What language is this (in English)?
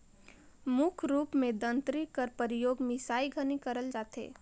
Chhattisgarhi